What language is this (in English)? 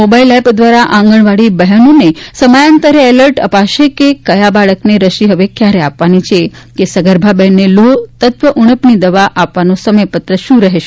Gujarati